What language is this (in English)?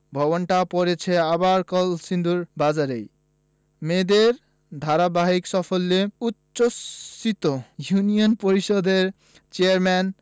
Bangla